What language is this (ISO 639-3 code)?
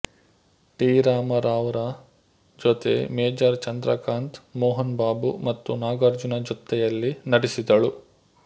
kan